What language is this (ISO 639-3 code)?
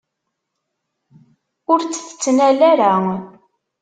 kab